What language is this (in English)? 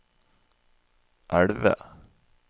Norwegian